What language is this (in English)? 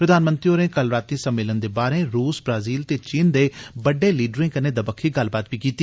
Dogri